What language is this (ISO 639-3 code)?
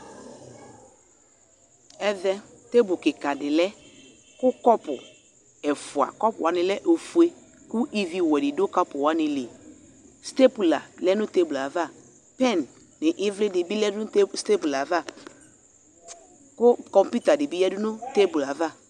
kpo